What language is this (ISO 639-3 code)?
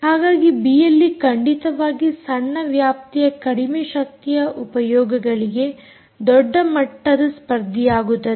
kan